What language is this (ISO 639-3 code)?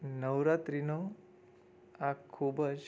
guj